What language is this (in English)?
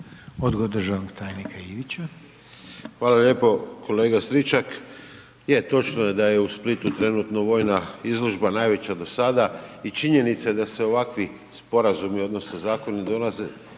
Croatian